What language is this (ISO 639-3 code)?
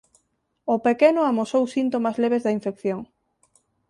glg